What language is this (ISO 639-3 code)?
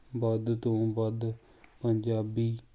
pan